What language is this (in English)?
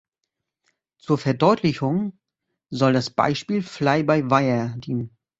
German